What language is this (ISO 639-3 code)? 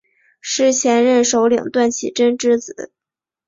zho